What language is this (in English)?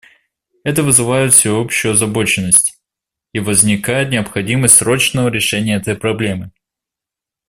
Russian